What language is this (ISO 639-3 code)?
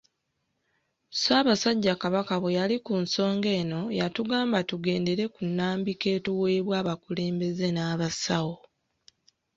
lug